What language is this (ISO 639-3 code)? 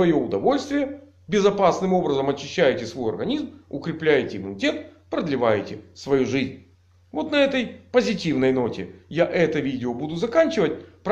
rus